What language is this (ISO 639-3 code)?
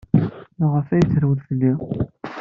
kab